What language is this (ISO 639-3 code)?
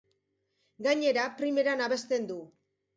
eus